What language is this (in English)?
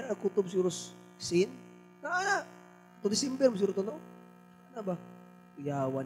Filipino